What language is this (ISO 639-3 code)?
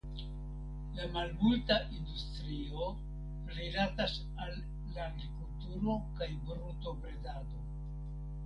epo